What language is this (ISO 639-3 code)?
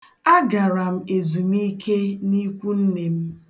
ibo